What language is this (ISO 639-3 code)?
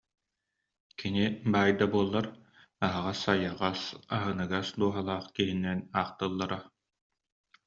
sah